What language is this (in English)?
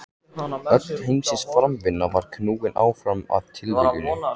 Icelandic